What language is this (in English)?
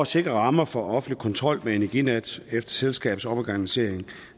Danish